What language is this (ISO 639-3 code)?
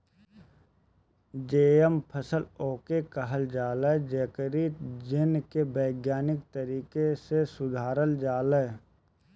bho